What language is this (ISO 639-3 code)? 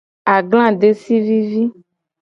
gej